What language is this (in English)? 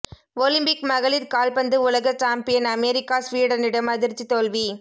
Tamil